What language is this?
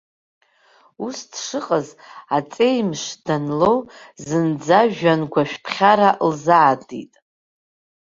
Abkhazian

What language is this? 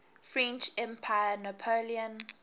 English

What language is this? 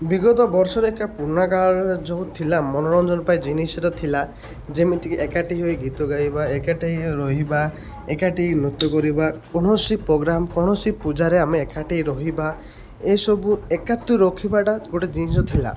Odia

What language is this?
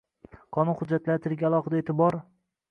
Uzbek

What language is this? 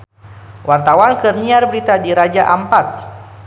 Sundanese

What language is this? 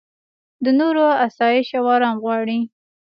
Pashto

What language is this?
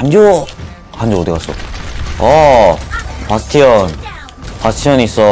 Korean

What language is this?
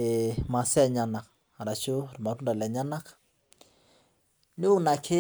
Masai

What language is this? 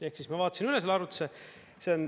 Estonian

